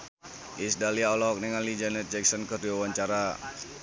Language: Sundanese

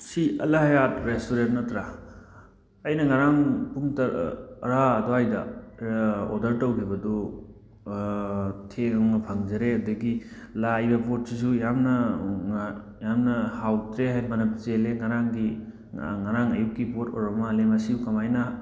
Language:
Manipuri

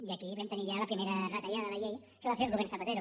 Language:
Catalan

